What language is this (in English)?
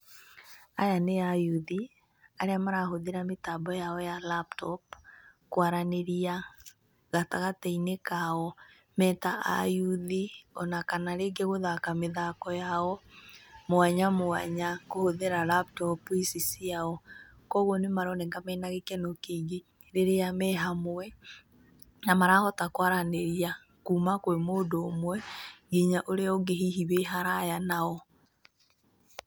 Kikuyu